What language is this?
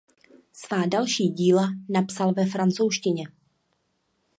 Czech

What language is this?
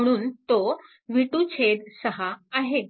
Marathi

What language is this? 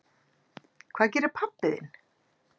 Icelandic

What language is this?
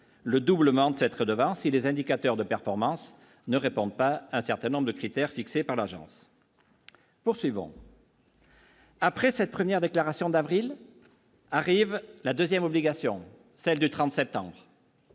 French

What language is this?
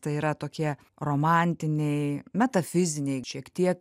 Lithuanian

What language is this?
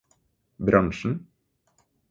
Norwegian Bokmål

